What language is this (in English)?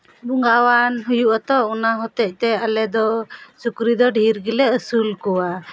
Santali